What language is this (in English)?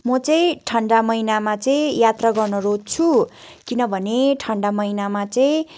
Nepali